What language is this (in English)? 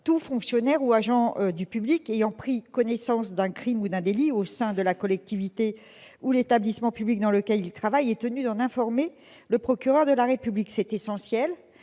French